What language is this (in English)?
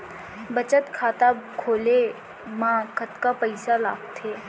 Chhattisgarhi